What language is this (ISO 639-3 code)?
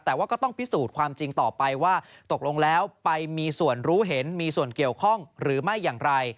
tha